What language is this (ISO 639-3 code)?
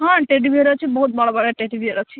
ori